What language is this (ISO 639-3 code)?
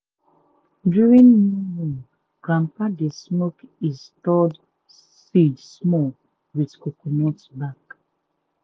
pcm